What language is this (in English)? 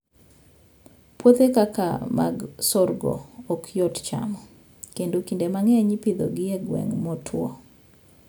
Luo (Kenya and Tanzania)